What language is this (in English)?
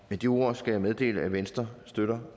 Danish